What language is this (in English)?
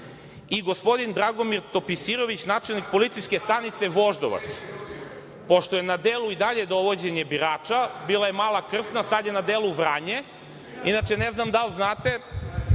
Serbian